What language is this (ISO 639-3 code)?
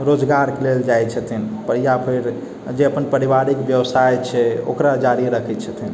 mai